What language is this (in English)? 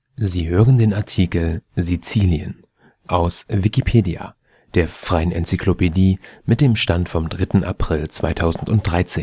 German